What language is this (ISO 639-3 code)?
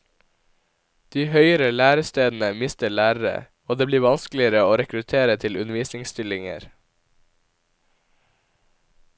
nor